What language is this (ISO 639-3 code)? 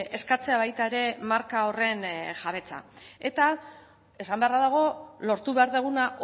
eus